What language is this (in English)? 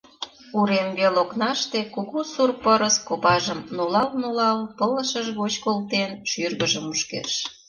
Mari